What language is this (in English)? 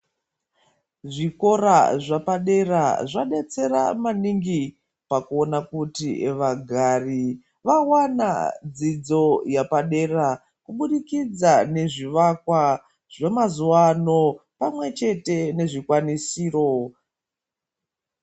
Ndau